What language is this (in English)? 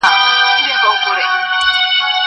Pashto